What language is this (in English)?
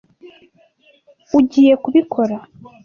Kinyarwanda